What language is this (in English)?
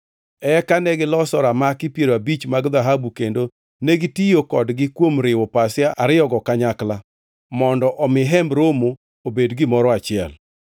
Luo (Kenya and Tanzania)